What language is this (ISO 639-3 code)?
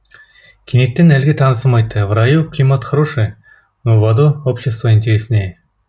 kaz